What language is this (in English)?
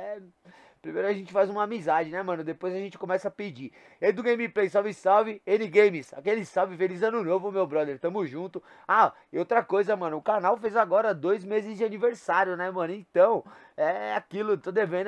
Portuguese